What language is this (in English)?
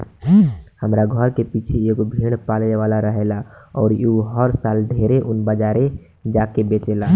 Bhojpuri